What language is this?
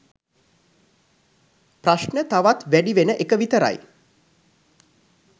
Sinhala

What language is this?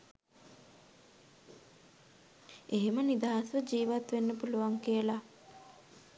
Sinhala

